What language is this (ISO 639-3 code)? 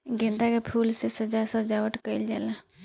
bho